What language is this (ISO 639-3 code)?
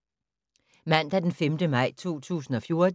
dan